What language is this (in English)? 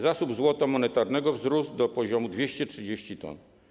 Polish